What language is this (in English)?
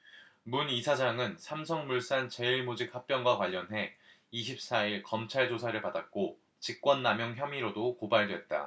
Korean